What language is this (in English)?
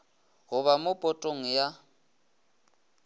Northern Sotho